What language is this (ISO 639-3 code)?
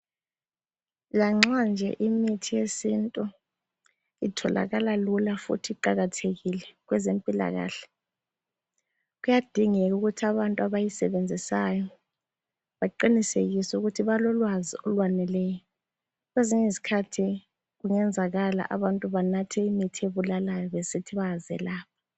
nde